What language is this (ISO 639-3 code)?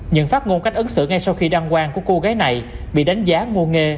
vie